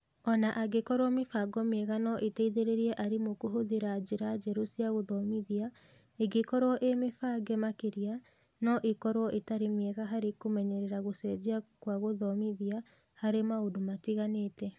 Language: Kikuyu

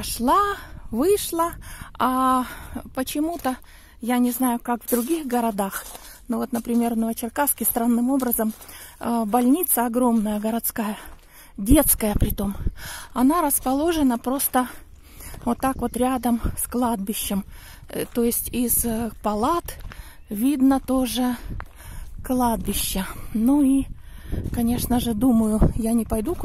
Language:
Russian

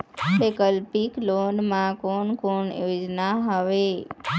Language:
Chhattisgarhi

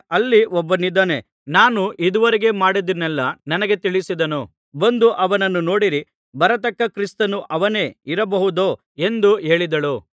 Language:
Kannada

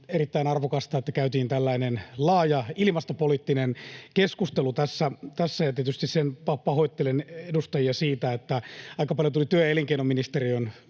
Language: Finnish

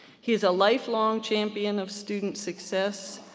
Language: English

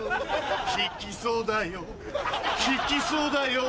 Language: Japanese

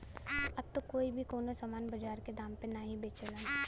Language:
Bhojpuri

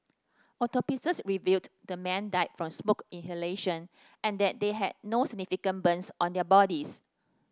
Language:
English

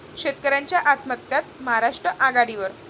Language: Marathi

